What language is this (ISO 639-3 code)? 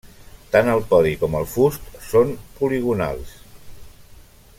cat